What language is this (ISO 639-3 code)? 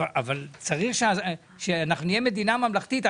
heb